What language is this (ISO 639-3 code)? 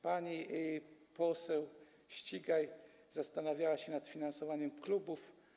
pol